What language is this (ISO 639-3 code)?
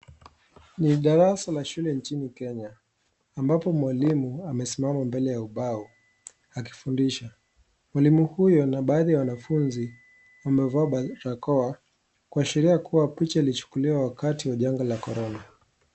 swa